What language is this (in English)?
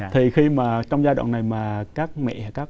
Vietnamese